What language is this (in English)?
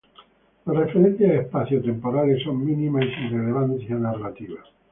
Spanish